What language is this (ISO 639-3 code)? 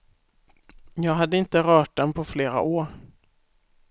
swe